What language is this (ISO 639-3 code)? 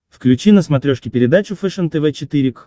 rus